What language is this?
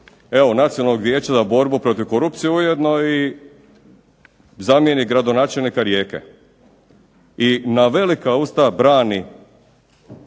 Croatian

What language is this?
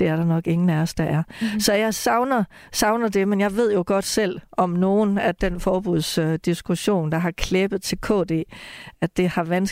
Danish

